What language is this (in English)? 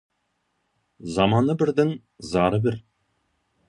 Kazakh